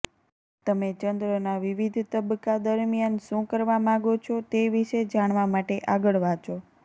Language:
Gujarati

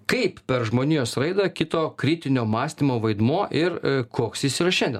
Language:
Lithuanian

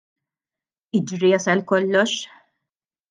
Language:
Maltese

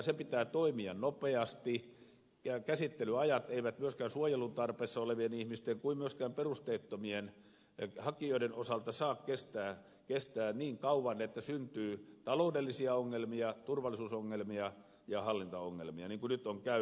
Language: Finnish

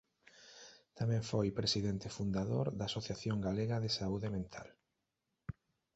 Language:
Galician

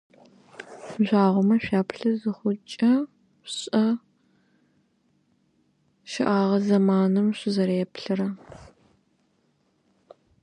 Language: Russian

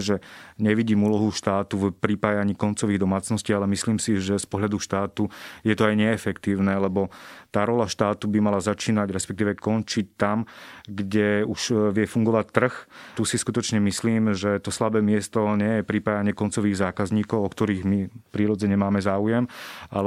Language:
Slovak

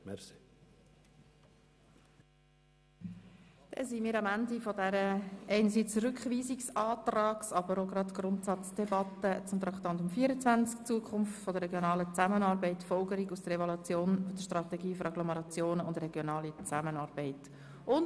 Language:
Swiss German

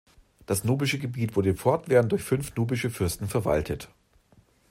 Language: German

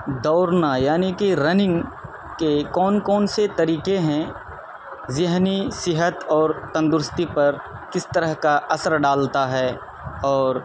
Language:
Urdu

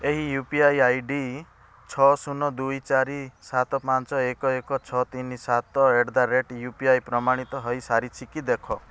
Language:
Odia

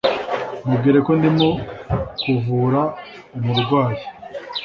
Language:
Kinyarwanda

